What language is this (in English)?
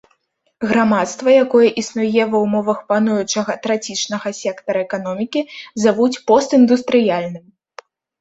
Belarusian